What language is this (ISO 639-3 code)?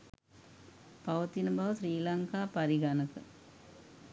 sin